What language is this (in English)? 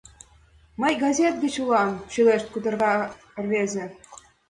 Mari